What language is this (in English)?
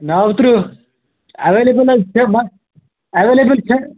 Kashmiri